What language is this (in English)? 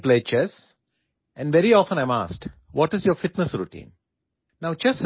Assamese